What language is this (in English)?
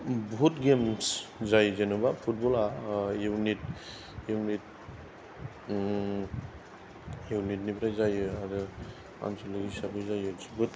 Bodo